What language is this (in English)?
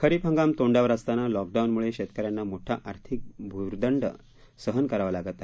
Marathi